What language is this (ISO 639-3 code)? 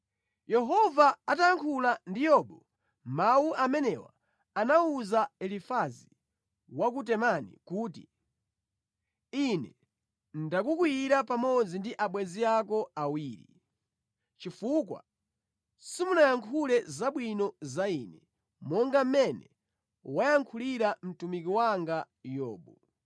nya